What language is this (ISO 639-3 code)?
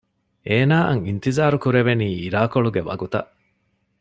div